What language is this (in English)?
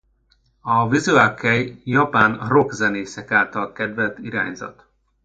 Hungarian